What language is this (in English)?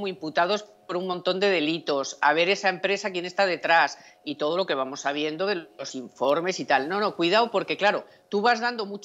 Spanish